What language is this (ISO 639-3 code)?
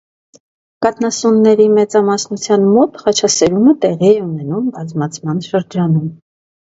hye